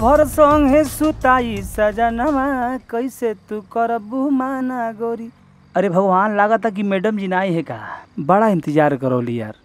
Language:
Hindi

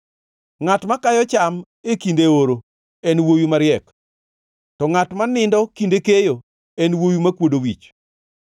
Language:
Luo (Kenya and Tanzania)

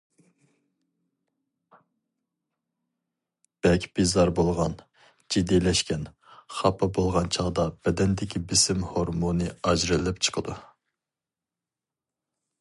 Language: Uyghur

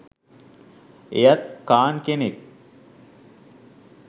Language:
Sinhala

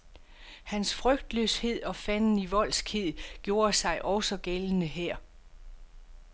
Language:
Danish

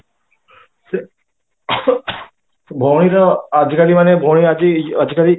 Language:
Odia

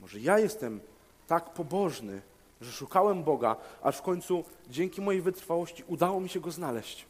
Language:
Polish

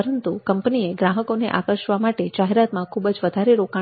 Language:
Gujarati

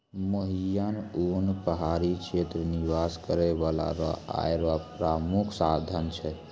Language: Maithili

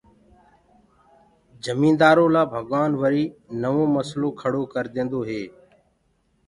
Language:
Gurgula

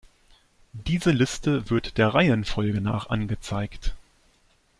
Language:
German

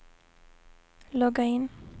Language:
Swedish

